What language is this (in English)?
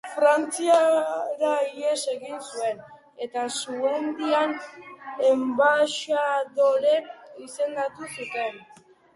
Basque